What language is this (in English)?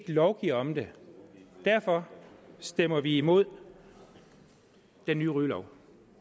Danish